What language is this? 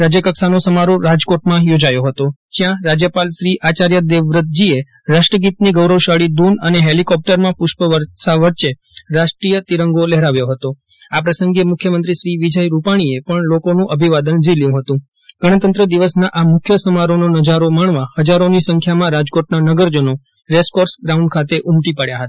Gujarati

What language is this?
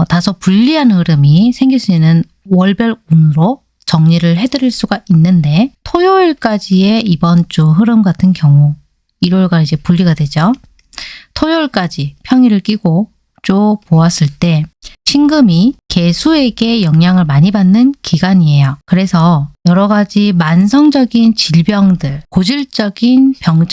Korean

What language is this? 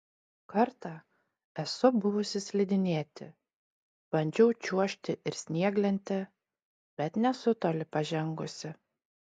Lithuanian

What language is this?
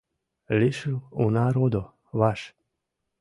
Mari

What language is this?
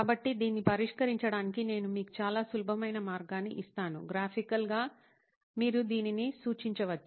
Telugu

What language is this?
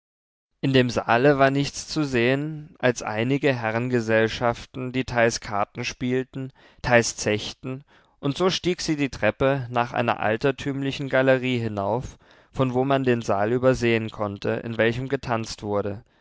German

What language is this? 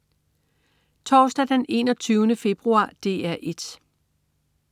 Danish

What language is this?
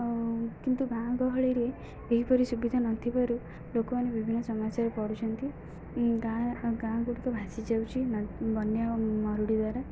Odia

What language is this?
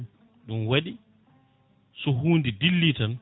Fula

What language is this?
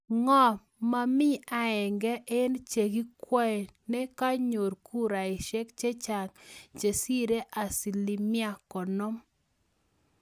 Kalenjin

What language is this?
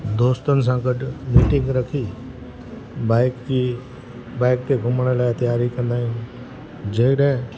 Sindhi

